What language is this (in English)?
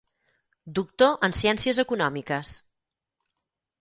Catalan